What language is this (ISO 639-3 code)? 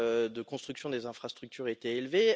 fra